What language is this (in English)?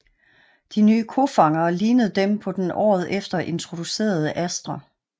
Danish